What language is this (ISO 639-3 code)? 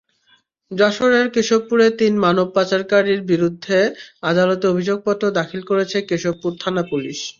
ben